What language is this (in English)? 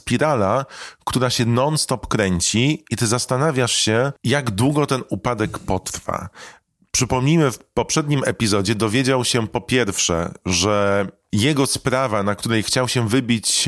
Polish